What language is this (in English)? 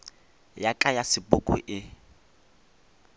Northern Sotho